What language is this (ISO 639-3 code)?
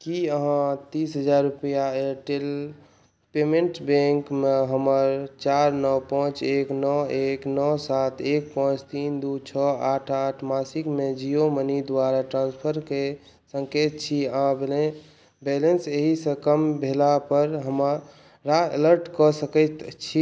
mai